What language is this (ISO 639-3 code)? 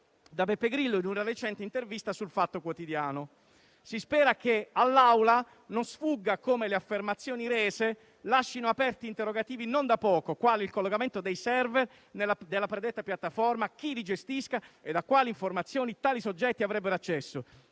ita